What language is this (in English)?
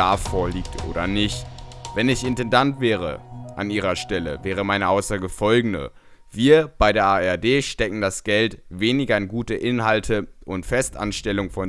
German